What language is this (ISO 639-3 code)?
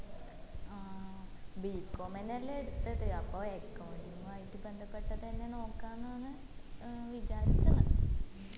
mal